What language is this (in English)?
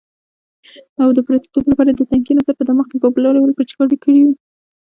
Pashto